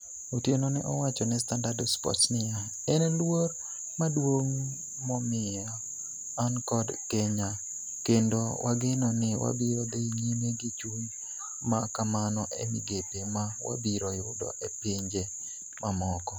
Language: Luo (Kenya and Tanzania)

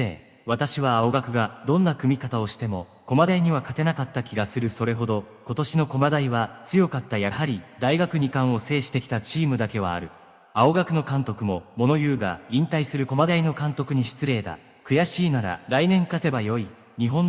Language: Japanese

